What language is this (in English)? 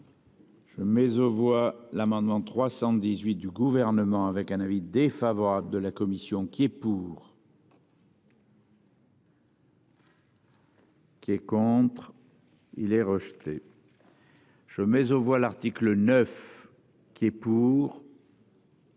French